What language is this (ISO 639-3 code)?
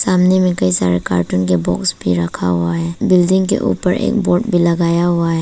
hin